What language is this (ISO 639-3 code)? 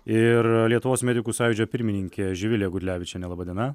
lit